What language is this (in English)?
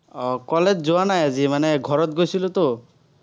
Assamese